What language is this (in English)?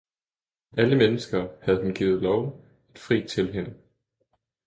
Danish